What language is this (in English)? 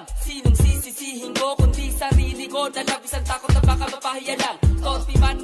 Portuguese